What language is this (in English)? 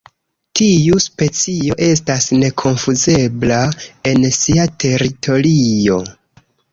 Esperanto